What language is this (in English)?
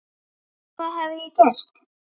Icelandic